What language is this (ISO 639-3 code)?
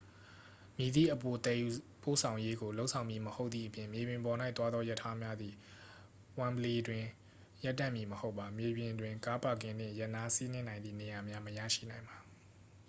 mya